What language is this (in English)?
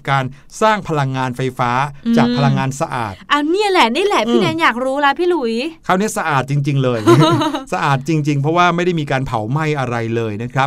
Thai